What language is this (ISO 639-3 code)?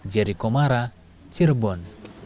ind